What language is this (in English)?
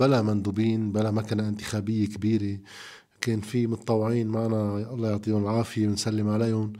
Arabic